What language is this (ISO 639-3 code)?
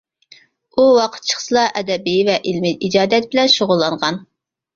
uig